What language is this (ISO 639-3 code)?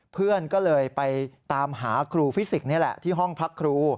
tha